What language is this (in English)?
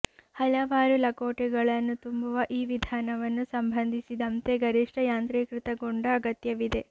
Kannada